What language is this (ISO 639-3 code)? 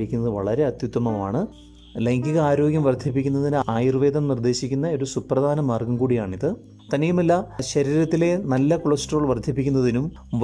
mal